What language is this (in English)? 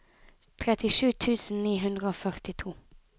Norwegian